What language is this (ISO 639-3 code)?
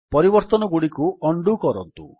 ori